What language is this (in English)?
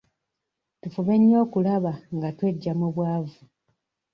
Ganda